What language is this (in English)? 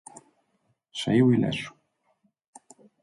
Galician